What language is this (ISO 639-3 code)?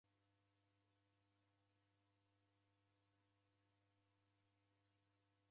dav